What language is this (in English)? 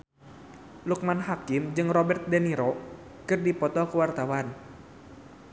Sundanese